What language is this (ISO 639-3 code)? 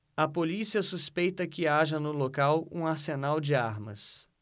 por